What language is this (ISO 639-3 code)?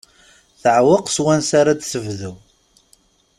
kab